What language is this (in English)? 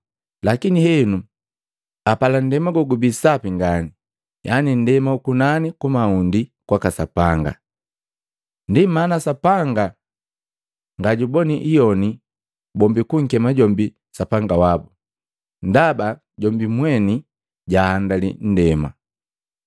Matengo